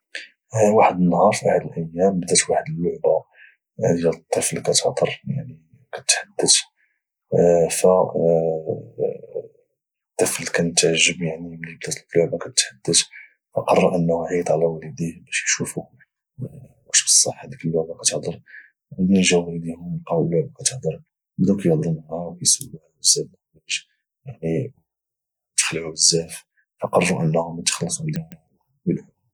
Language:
Moroccan Arabic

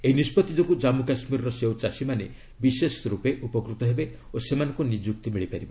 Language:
Odia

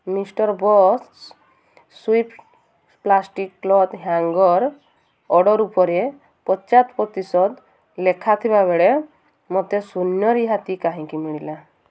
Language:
Odia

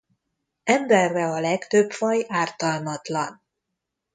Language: Hungarian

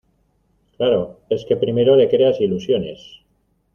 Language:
Spanish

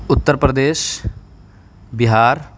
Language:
Urdu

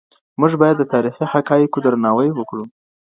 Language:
Pashto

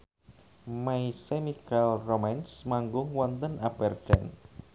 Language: Javanese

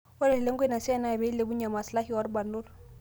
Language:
Masai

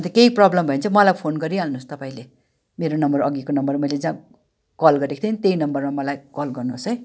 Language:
Nepali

